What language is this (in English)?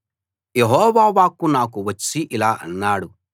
Telugu